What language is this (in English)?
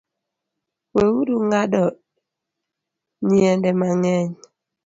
Luo (Kenya and Tanzania)